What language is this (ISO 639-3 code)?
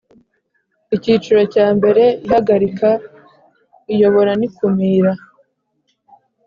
kin